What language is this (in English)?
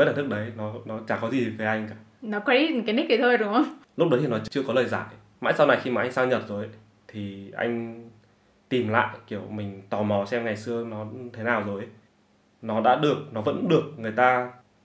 Vietnamese